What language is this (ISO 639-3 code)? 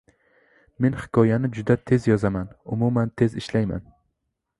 uzb